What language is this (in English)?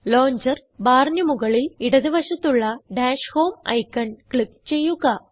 Malayalam